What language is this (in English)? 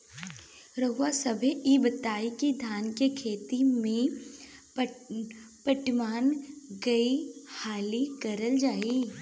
Bhojpuri